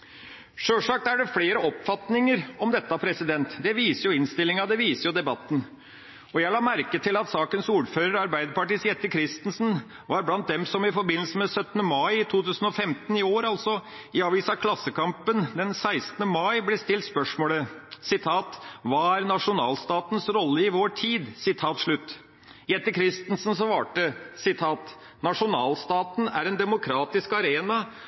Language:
Norwegian Bokmål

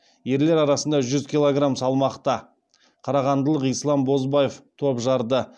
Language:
Kazakh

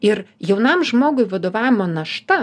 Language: Lithuanian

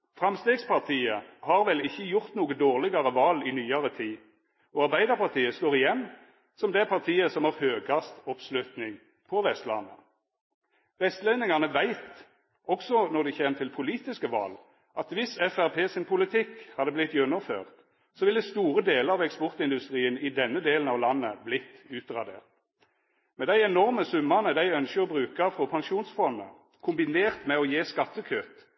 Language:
Norwegian Nynorsk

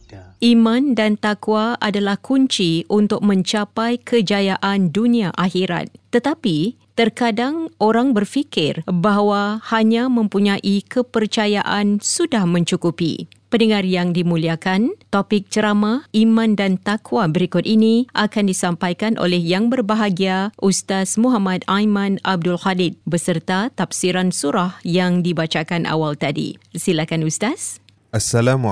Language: Malay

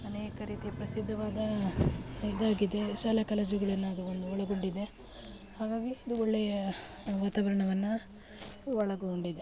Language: Kannada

